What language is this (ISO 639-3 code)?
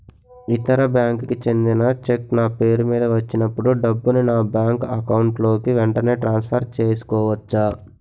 tel